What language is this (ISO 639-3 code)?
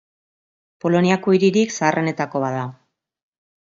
eus